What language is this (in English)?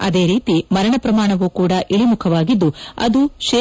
Kannada